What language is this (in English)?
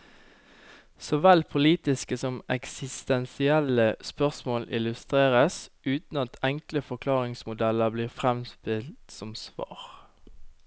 Norwegian